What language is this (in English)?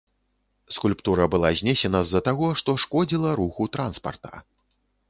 Belarusian